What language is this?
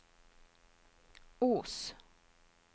Norwegian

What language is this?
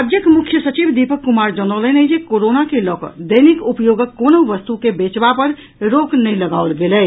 Maithili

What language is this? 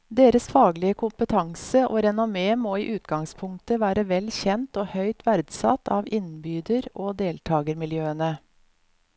Norwegian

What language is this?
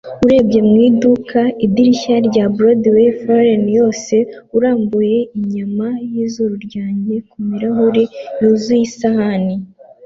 Kinyarwanda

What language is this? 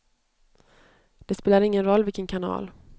Swedish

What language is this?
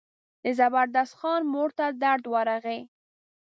Pashto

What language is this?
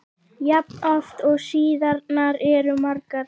Icelandic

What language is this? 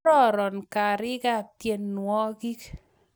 Kalenjin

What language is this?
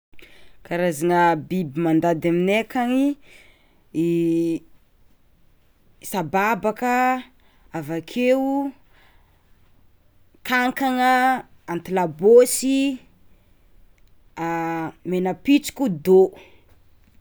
Tsimihety Malagasy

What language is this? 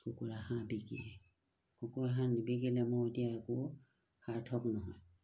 Assamese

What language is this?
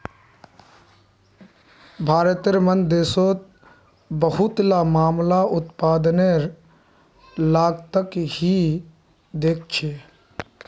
Magahi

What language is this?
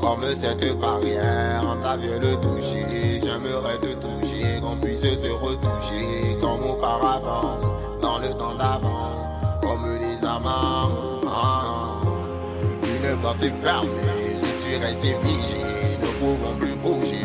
French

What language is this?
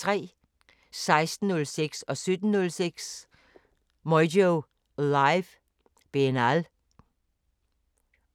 Danish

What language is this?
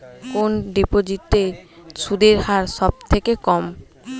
Bangla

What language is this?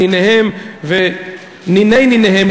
Hebrew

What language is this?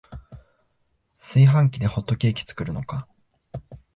Japanese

